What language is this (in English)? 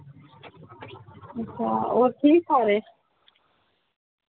Dogri